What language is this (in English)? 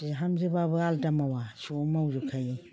Bodo